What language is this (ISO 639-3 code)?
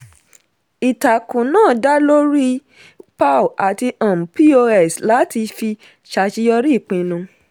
yor